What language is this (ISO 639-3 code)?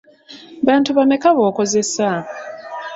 lug